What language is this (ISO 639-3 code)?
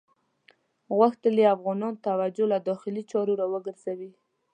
pus